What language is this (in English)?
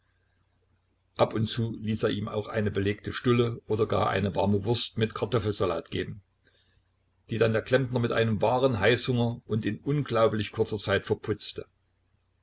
German